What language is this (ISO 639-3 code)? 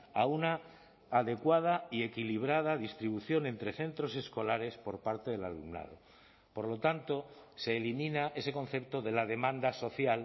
spa